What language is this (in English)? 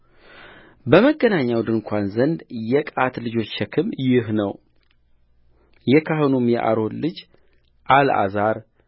Amharic